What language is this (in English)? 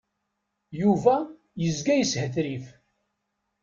Kabyle